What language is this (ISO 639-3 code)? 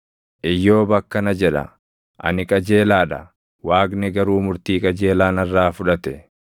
orm